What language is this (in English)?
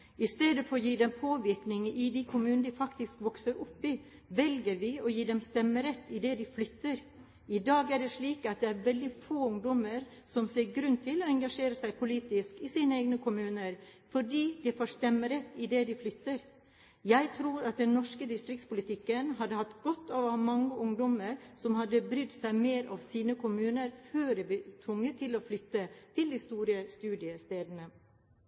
Norwegian Bokmål